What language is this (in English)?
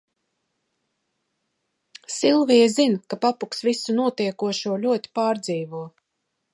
Latvian